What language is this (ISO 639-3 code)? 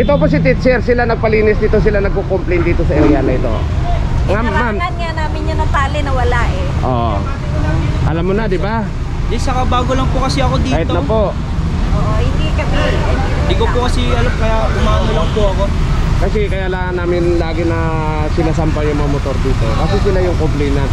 fil